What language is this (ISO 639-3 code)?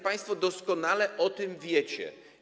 pol